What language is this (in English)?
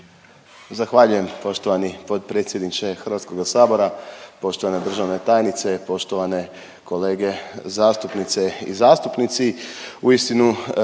Croatian